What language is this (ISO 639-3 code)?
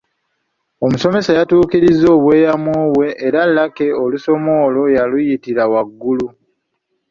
lug